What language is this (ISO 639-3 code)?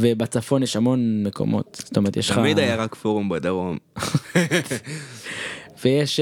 heb